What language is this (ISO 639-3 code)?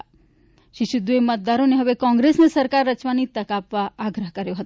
guj